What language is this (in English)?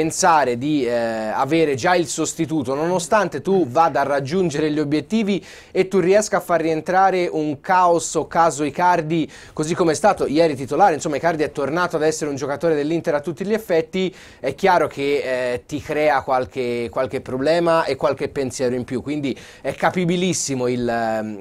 Italian